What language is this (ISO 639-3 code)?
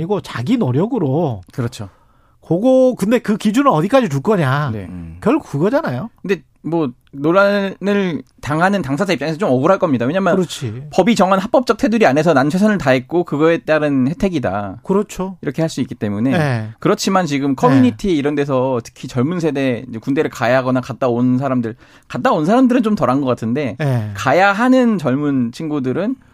kor